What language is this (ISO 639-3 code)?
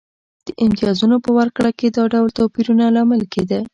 pus